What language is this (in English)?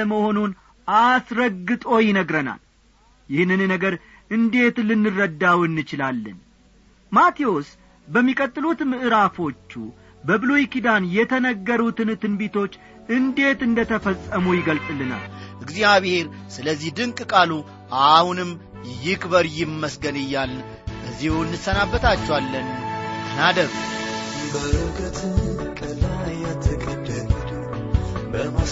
Amharic